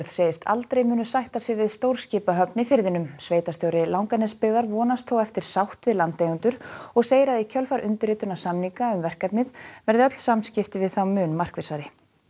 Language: Icelandic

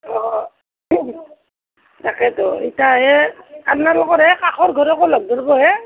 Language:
Assamese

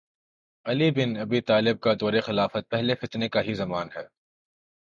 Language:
Urdu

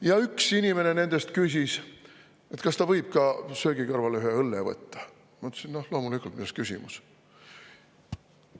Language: Estonian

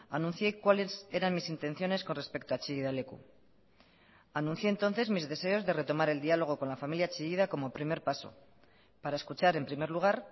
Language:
Spanish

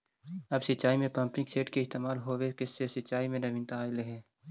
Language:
Magahi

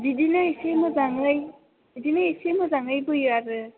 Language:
Bodo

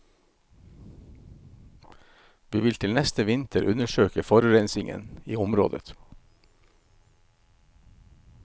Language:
Norwegian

